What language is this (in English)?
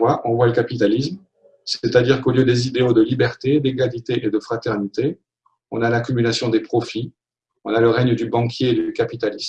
French